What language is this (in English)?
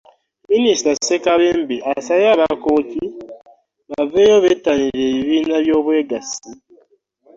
Ganda